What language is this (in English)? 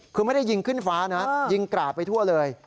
Thai